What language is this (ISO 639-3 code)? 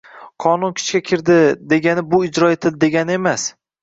uzb